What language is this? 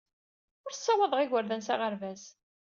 Kabyle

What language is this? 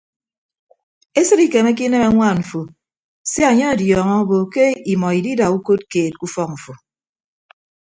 Ibibio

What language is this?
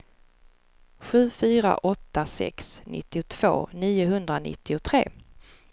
Swedish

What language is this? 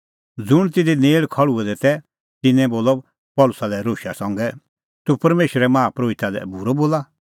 Kullu Pahari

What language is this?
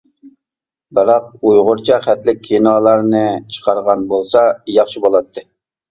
Uyghur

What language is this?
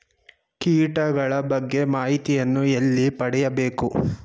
Kannada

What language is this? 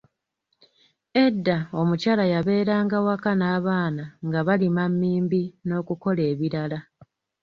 Ganda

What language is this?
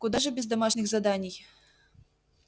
Russian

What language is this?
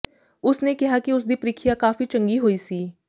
Punjabi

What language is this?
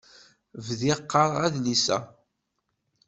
Kabyle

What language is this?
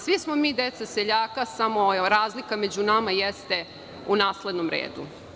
Serbian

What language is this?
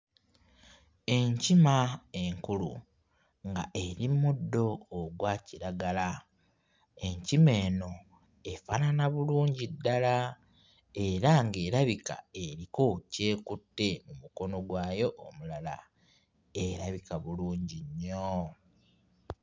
Ganda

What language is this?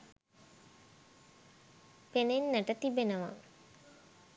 Sinhala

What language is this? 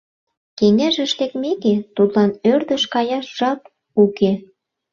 Mari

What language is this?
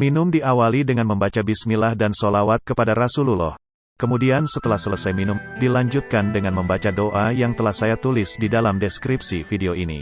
Indonesian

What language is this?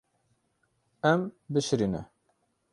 Kurdish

